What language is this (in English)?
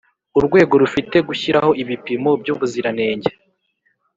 Kinyarwanda